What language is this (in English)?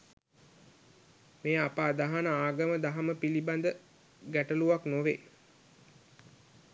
Sinhala